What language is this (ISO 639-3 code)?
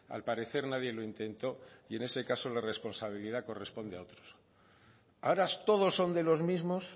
spa